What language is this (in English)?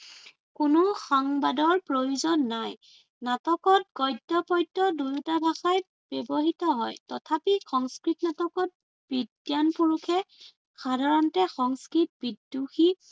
Assamese